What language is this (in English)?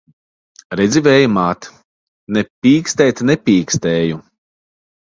Latvian